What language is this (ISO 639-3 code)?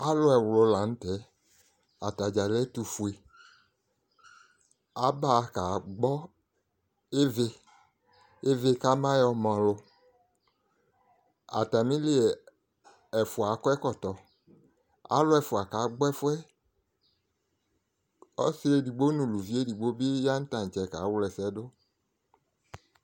kpo